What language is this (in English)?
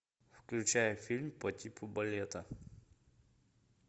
Russian